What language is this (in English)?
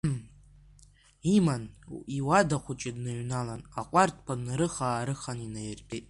Abkhazian